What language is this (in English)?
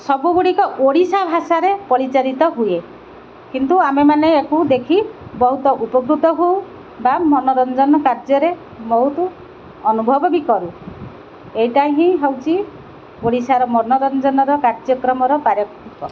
Odia